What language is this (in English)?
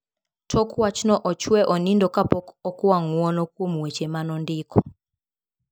Luo (Kenya and Tanzania)